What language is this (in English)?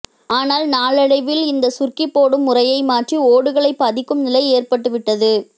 Tamil